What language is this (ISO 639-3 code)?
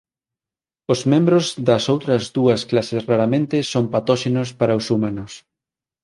glg